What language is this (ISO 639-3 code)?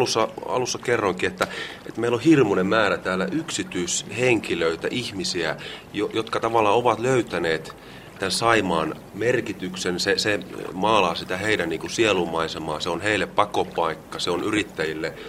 fin